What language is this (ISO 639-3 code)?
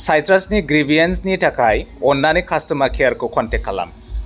brx